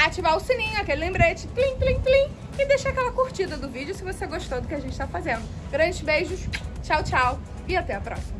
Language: Portuguese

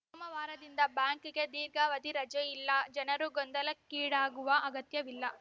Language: Kannada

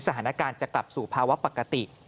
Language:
Thai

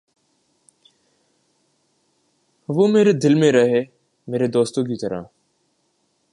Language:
Urdu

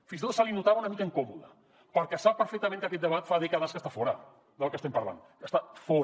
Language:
Catalan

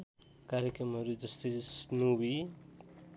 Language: Nepali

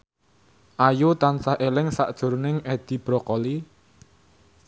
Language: Javanese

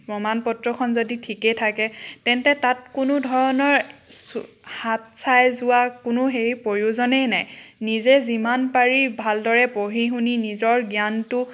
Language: Assamese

